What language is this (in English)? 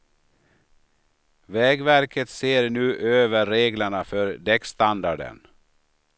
Swedish